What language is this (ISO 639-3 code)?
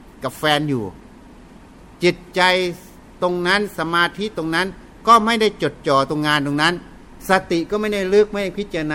tha